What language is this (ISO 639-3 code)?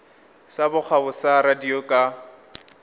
nso